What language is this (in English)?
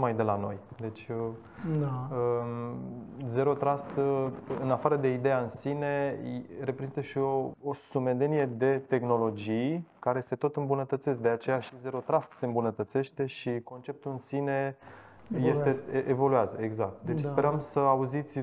Romanian